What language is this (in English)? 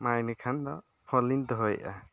Santali